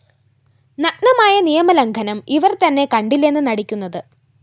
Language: Malayalam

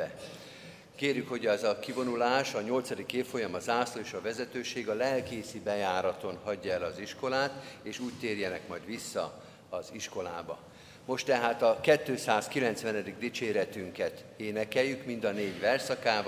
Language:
Hungarian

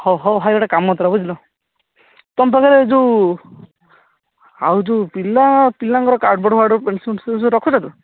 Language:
Odia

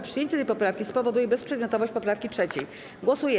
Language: Polish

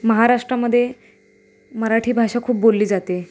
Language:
Marathi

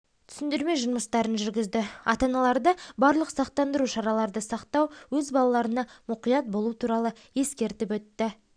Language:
Kazakh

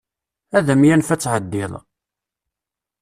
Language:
Kabyle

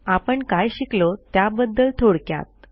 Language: Marathi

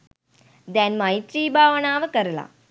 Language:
Sinhala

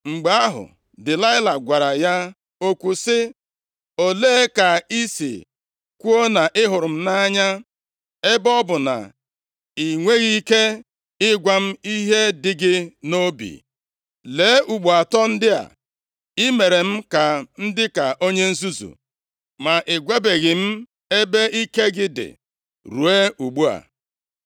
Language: Igbo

